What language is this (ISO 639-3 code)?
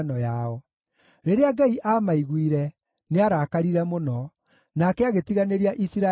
kik